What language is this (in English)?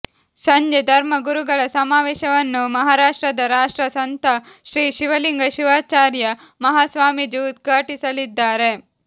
Kannada